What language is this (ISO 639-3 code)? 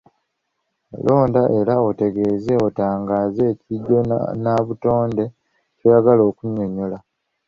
lug